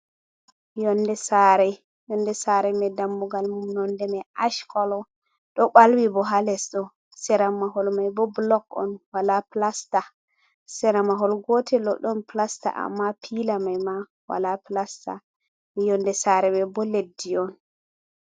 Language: Fula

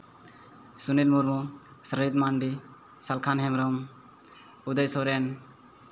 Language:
Santali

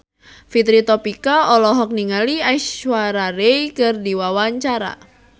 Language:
Sundanese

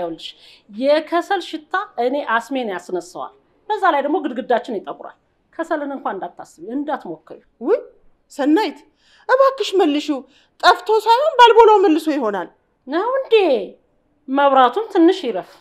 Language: Arabic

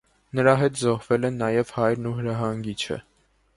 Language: Armenian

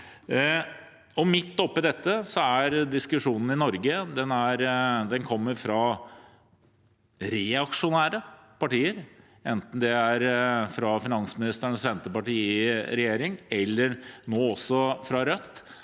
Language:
Norwegian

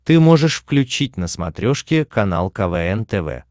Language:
Russian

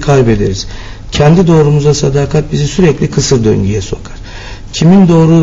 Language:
Turkish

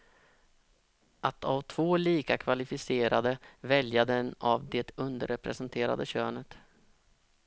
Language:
Swedish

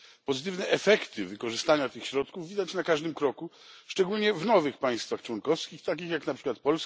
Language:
Polish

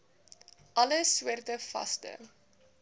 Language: Afrikaans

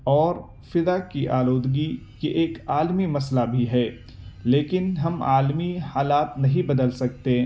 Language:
Urdu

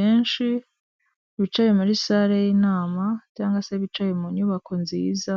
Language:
Kinyarwanda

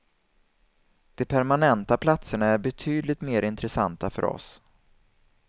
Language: Swedish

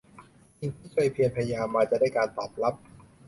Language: Thai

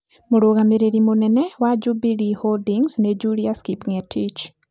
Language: Kikuyu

